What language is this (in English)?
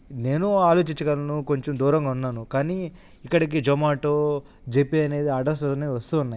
Telugu